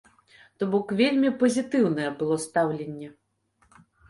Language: Belarusian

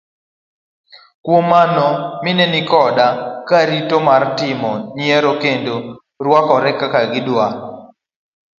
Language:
Luo (Kenya and Tanzania)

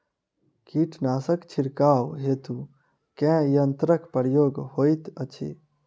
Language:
Maithili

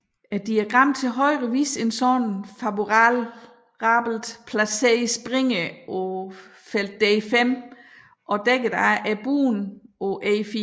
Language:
Danish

